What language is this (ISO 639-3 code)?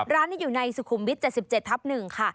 tha